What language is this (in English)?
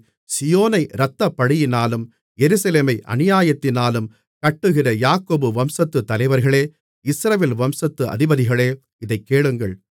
Tamil